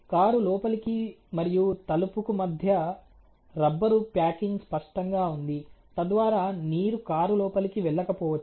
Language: Telugu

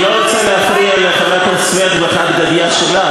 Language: Hebrew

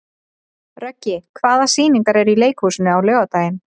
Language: Icelandic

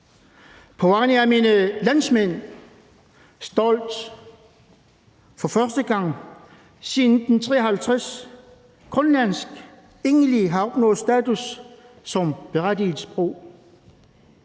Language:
Danish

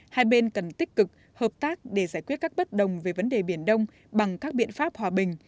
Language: Vietnamese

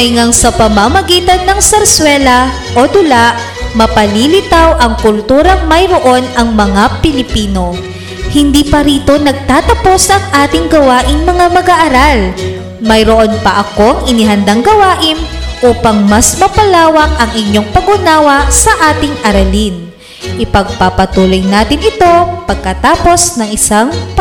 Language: Filipino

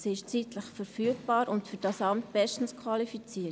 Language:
Swiss German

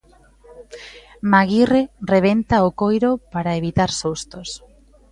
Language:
Galician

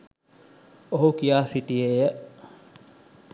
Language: Sinhala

